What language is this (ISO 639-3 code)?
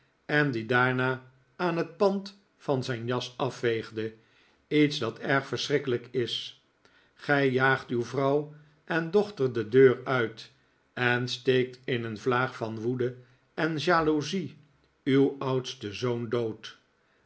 nld